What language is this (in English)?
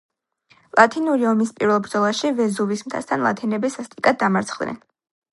Georgian